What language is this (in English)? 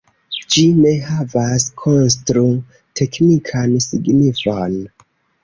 Esperanto